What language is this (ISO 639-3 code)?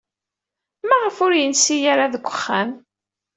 kab